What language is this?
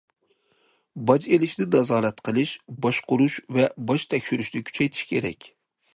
Uyghur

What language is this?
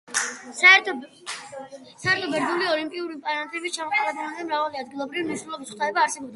Georgian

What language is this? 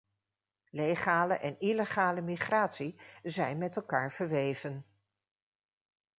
Dutch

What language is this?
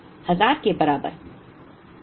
Hindi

